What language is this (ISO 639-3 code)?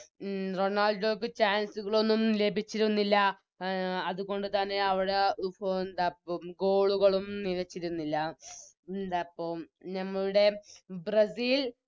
mal